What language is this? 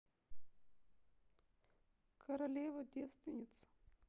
Russian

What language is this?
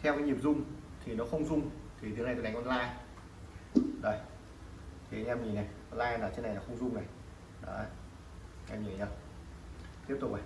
Vietnamese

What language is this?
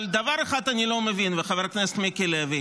Hebrew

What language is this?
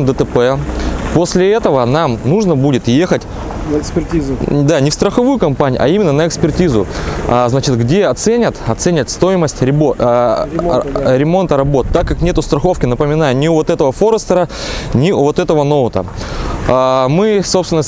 Russian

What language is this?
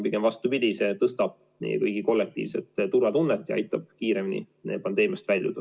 Estonian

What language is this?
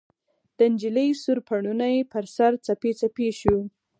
Pashto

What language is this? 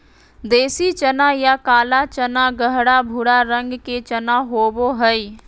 Magahi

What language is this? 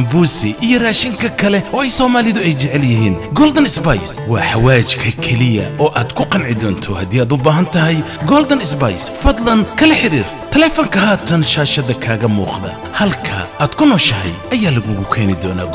Arabic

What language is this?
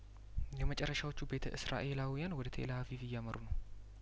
Amharic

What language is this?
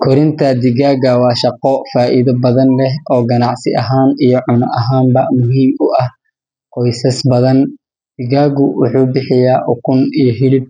Somali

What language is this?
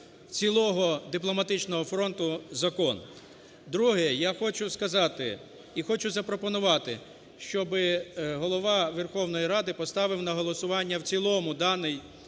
Ukrainian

